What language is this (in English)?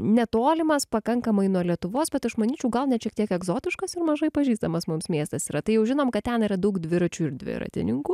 Lithuanian